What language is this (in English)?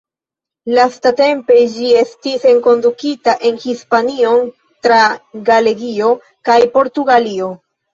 Esperanto